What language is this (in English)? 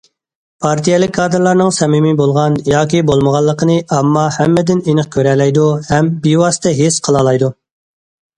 Uyghur